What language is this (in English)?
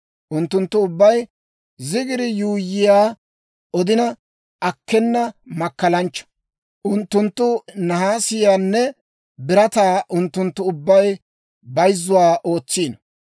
Dawro